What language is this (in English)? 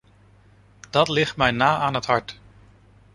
Dutch